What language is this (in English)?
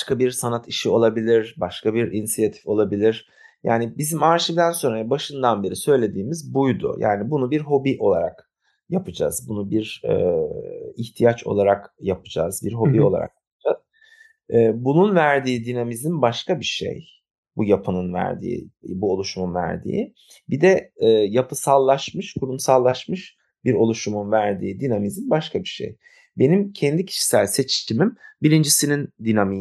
Turkish